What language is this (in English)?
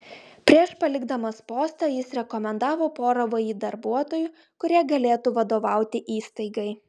Lithuanian